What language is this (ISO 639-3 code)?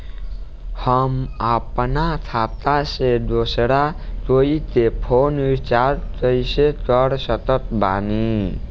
bho